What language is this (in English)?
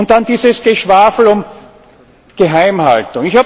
German